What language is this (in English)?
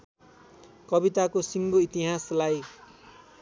Nepali